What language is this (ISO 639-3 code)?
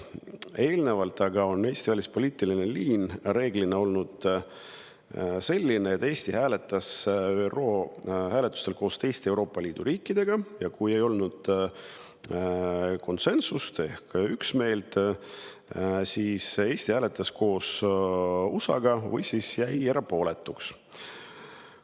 est